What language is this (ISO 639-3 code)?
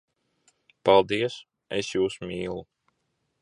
lav